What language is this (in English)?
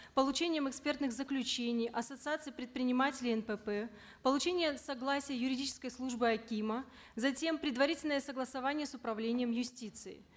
Kazakh